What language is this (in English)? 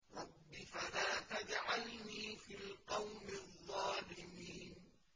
Arabic